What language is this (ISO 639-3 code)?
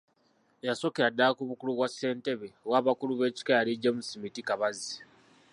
lug